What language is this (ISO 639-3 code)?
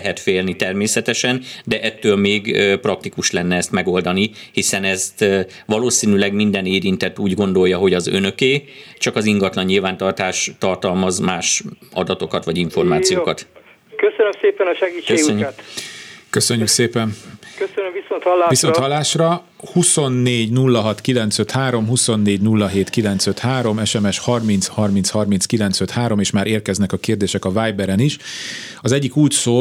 hun